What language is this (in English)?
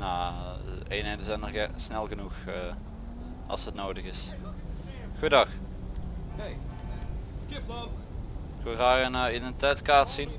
Dutch